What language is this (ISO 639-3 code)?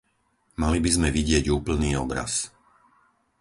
slk